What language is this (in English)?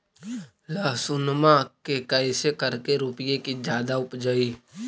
Magahi